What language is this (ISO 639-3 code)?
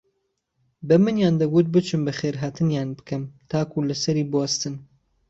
ckb